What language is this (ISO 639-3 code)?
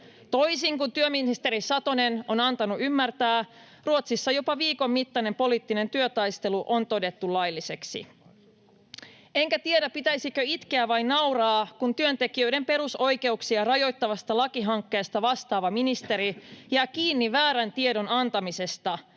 fin